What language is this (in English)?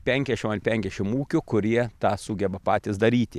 Lithuanian